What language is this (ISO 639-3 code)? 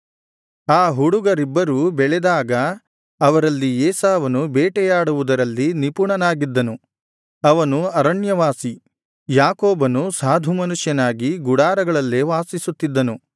kan